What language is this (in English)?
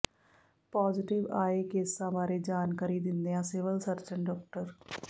Punjabi